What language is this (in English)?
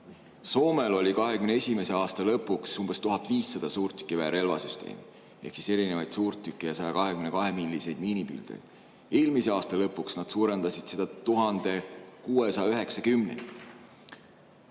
Estonian